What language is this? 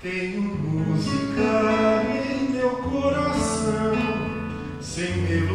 Romanian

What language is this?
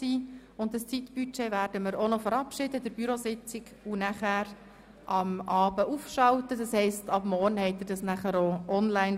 Swiss German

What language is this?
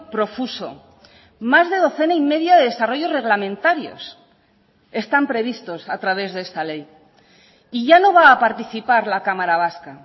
Spanish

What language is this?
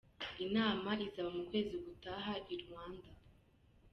Kinyarwanda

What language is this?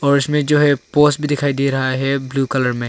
Hindi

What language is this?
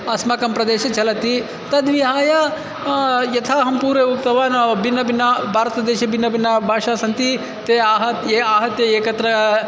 Sanskrit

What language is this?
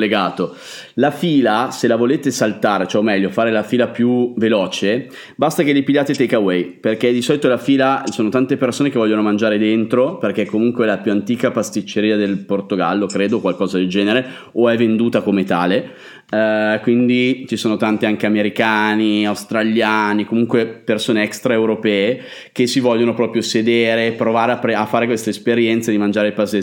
Italian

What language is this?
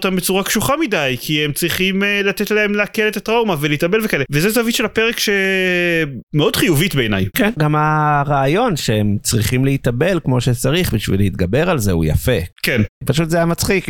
Hebrew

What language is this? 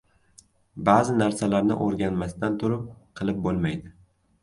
Uzbek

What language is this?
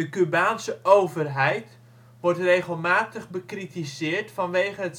Dutch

